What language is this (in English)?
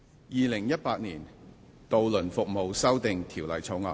Cantonese